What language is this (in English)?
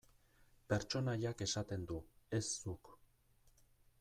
Basque